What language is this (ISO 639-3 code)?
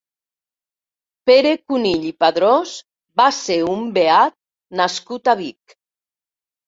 cat